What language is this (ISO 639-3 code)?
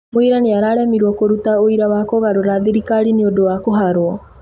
kik